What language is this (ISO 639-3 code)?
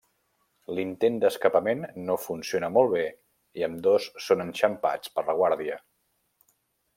cat